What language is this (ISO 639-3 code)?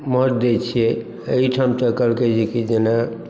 mai